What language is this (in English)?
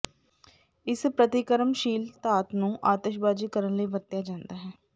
Punjabi